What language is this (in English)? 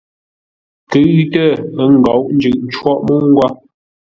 Ngombale